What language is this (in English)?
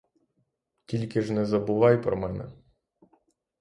Ukrainian